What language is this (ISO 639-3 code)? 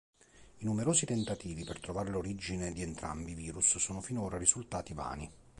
ita